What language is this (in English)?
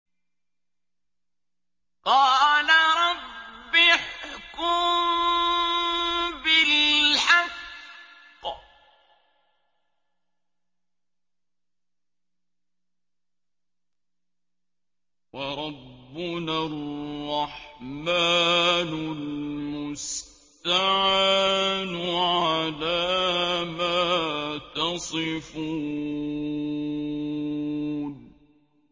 Arabic